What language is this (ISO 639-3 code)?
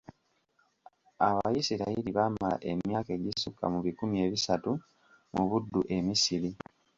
lug